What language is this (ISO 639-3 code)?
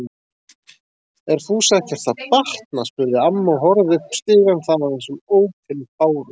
isl